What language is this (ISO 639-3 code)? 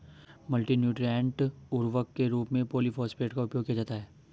hin